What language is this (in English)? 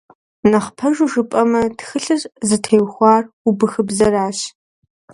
Kabardian